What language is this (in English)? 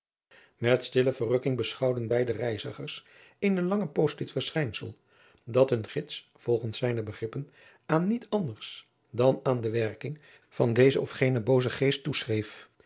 Dutch